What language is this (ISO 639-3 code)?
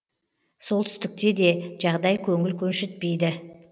kaz